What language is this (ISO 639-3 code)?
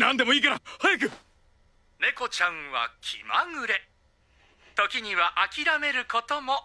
jpn